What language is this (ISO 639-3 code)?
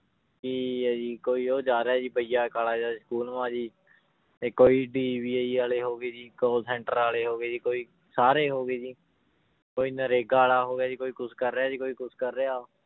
pan